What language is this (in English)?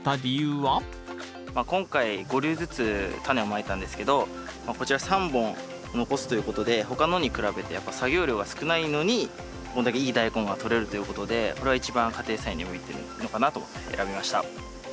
Japanese